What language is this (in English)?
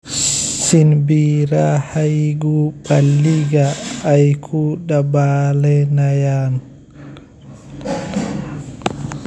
Somali